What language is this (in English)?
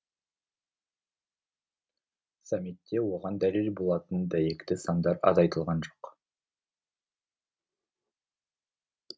Kazakh